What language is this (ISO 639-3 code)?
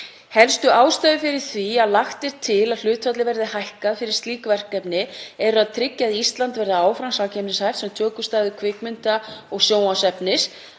isl